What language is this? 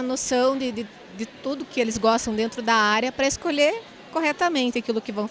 Portuguese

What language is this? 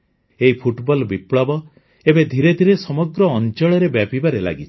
Odia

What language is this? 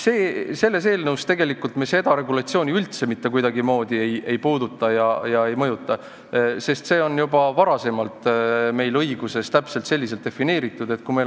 Estonian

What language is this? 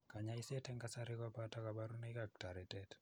Kalenjin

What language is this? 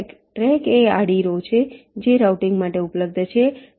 Gujarati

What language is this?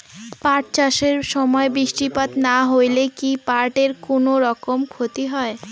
Bangla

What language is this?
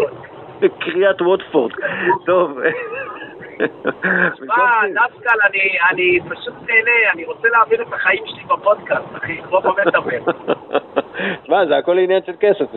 Hebrew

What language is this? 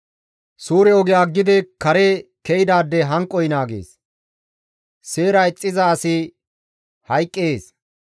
Gamo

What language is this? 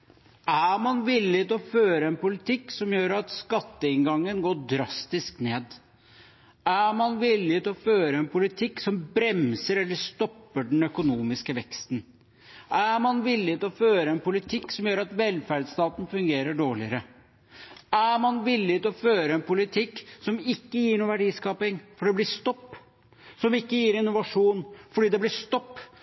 Norwegian Bokmål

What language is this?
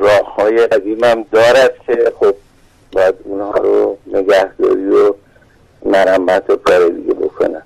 Persian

